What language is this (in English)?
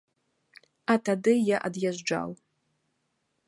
Belarusian